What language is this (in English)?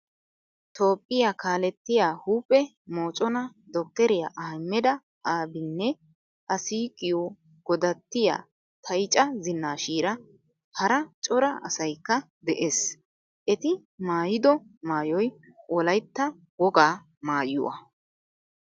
Wolaytta